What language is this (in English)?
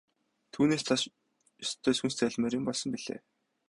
Mongolian